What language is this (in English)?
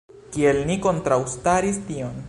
Esperanto